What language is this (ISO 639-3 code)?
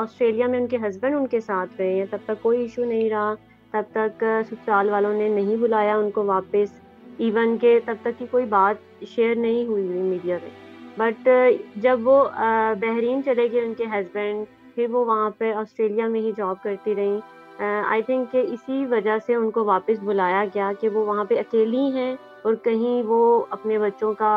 urd